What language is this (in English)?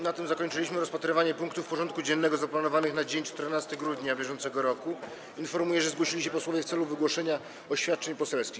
Polish